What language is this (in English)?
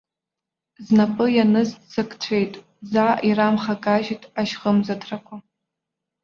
Abkhazian